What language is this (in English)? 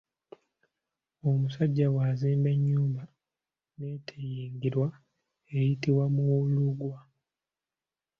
Ganda